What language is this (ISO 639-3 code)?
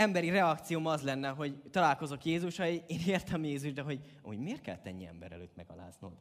hun